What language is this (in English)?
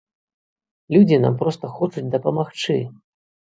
Belarusian